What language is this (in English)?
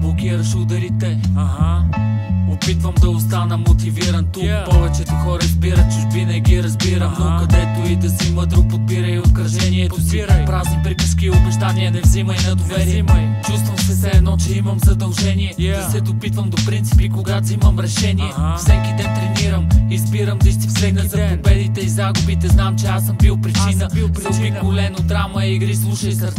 Bulgarian